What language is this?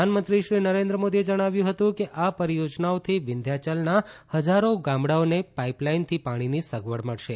Gujarati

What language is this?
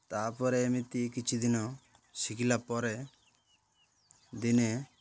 Odia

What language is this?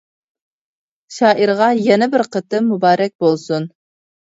Uyghur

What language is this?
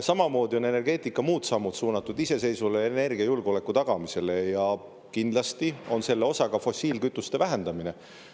Estonian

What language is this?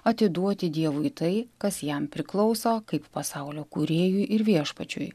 Lithuanian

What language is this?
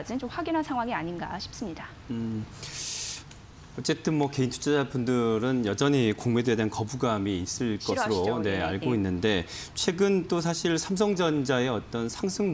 Korean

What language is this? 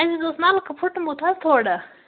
Kashmiri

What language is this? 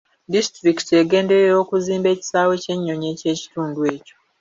Ganda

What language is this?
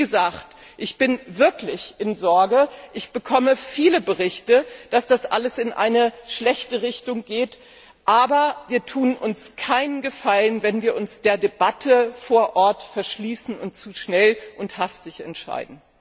German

